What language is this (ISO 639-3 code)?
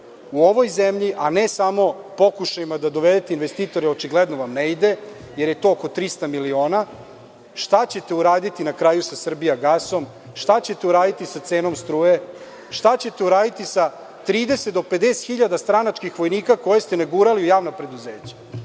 srp